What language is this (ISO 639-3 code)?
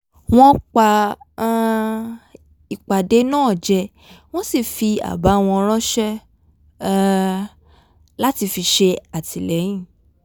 yor